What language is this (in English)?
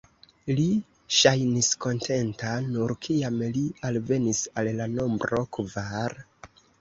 Esperanto